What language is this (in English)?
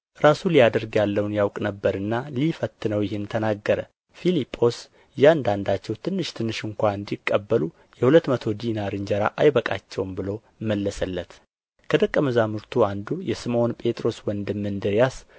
Amharic